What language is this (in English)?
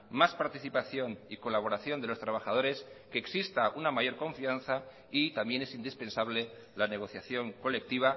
Spanish